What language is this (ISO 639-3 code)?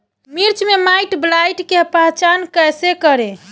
bho